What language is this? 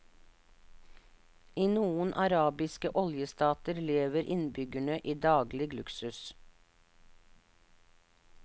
Norwegian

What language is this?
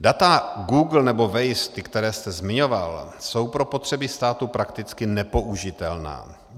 Czech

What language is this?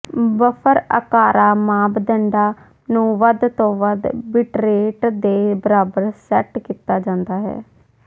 Punjabi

